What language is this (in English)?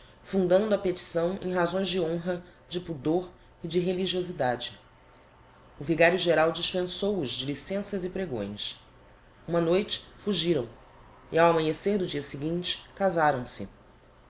Portuguese